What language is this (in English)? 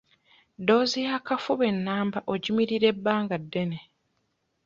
Ganda